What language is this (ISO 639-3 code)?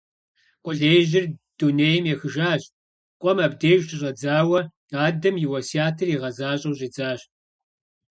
kbd